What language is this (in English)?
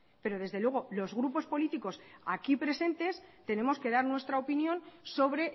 Spanish